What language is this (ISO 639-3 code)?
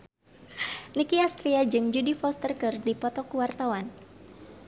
sun